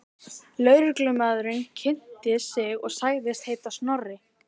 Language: Icelandic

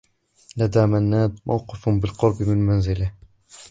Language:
Arabic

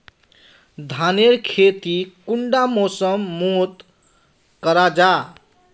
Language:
Magahi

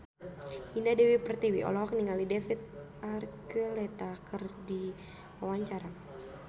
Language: Sundanese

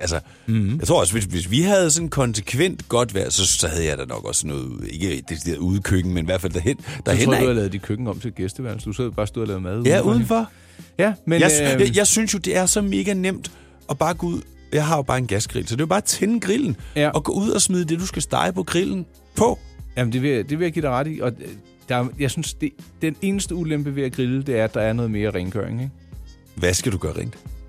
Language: Danish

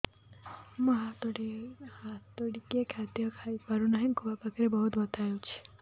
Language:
Odia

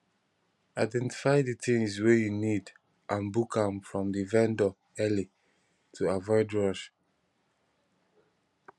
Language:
Nigerian Pidgin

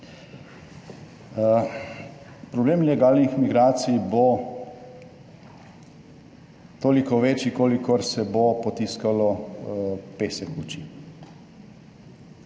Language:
Slovenian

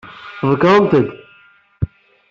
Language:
Kabyle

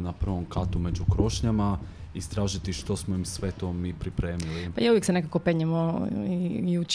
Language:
Croatian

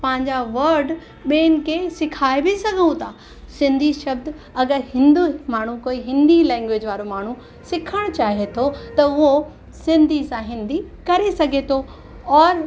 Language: Sindhi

